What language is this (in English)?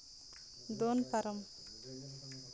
Santali